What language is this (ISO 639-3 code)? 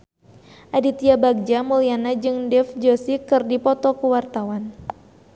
sun